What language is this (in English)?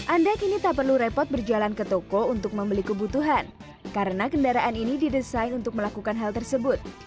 Indonesian